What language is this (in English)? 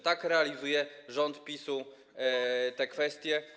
Polish